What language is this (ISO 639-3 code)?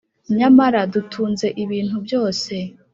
kin